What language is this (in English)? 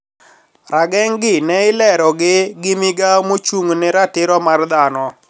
Luo (Kenya and Tanzania)